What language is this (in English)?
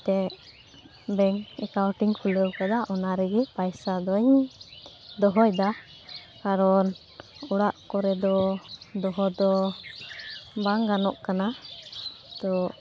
Santali